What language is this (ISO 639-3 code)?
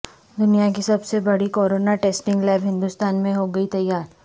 urd